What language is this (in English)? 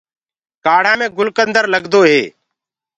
Gurgula